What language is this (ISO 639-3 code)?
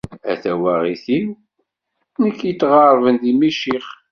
kab